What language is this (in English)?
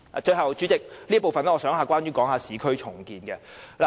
Cantonese